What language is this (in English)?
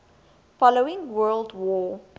English